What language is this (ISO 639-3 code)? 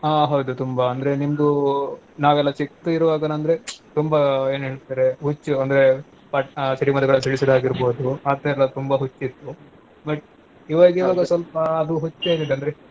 kan